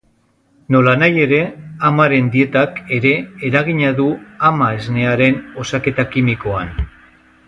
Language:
Basque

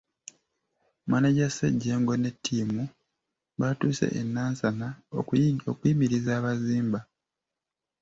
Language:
Ganda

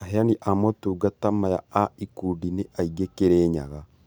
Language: Kikuyu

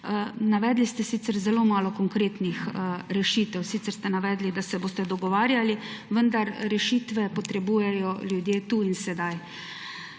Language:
Slovenian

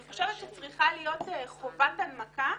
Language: Hebrew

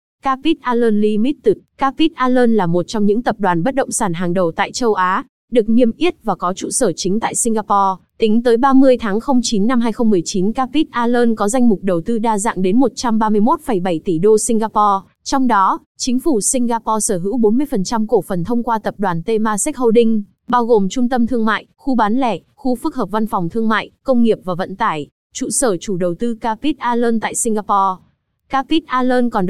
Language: Vietnamese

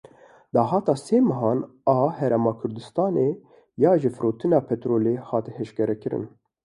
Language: Kurdish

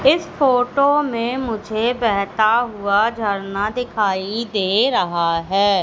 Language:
Hindi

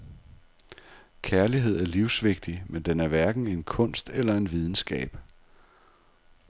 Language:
Danish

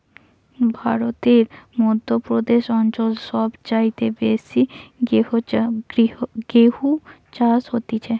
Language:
Bangla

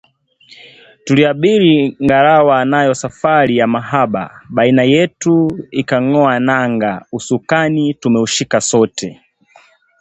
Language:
Swahili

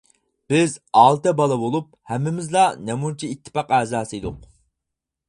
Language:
Uyghur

